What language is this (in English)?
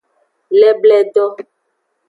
Aja (Benin)